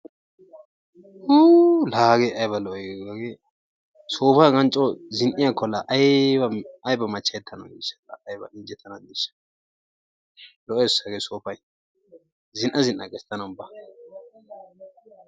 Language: Wolaytta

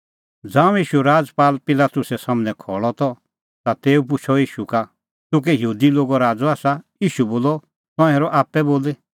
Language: Kullu Pahari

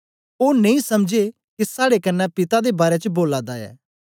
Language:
Dogri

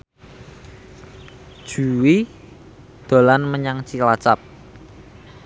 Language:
Javanese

